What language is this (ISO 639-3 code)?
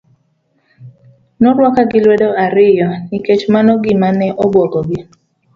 luo